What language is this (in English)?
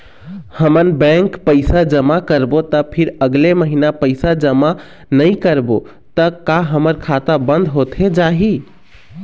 Chhattisgarhi